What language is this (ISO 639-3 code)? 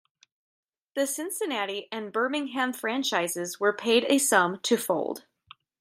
eng